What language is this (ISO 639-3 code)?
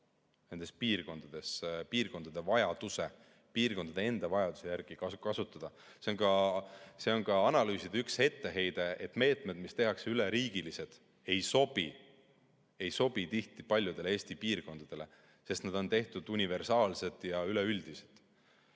est